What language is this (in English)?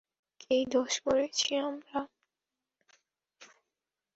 Bangla